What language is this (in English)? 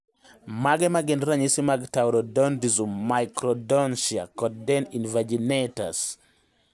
Luo (Kenya and Tanzania)